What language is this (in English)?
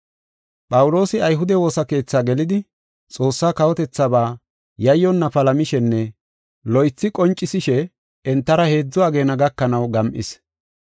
Gofa